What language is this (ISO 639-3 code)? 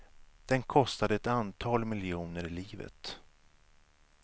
swe